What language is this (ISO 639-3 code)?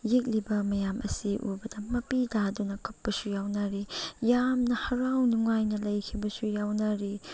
mni